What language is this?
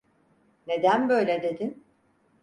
Turkish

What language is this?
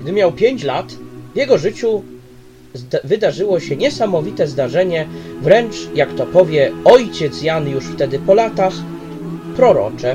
Polish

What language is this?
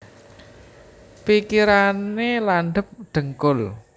Javanese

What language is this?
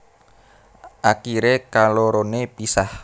Javanese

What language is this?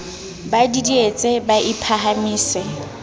Southern Sotho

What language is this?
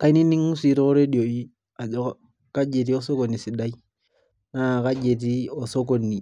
Masai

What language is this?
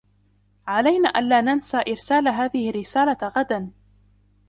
Arabic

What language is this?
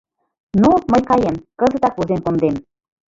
Mari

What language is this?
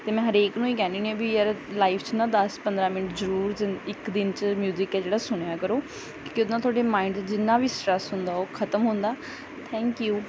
Punjabi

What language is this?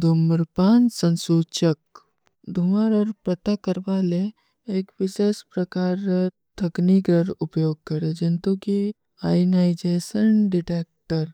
Kui (India)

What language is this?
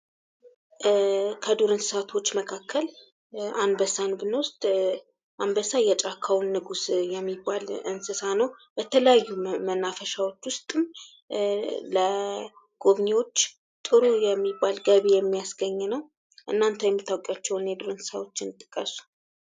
Amharic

